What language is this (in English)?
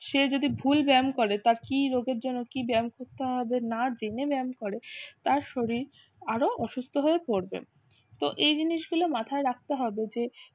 Bangla